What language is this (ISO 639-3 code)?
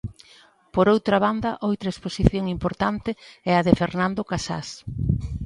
glg